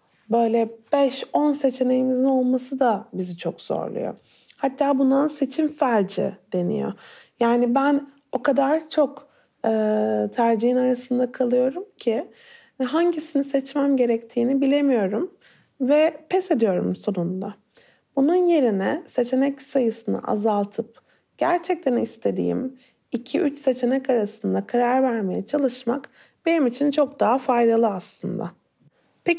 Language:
Turkish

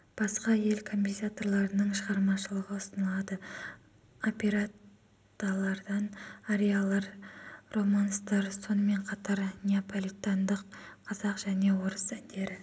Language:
Kazakh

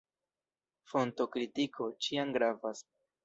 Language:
Esperanto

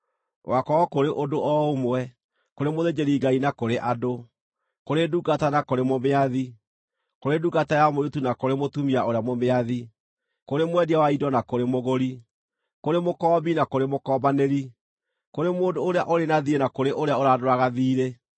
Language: Kikuyu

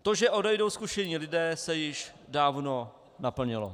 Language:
Czech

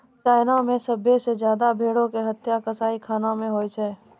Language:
Maithili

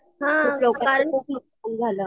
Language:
Marathi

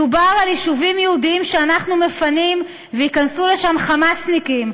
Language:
Hebrew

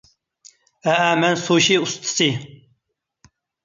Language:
Uyghur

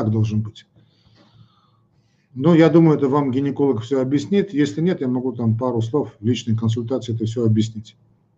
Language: Russian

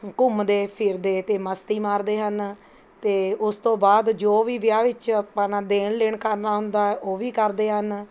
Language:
Punjabi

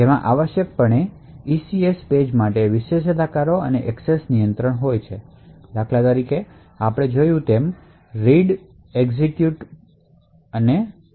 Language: Gujarati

